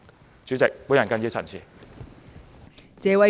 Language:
Cantonese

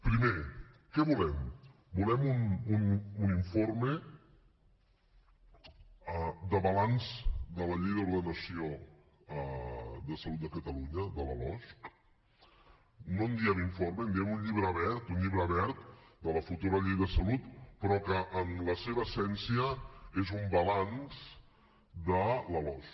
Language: Catalan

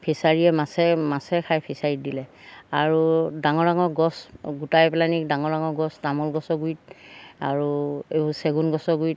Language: Assamese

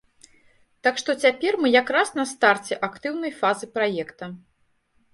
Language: Belarusian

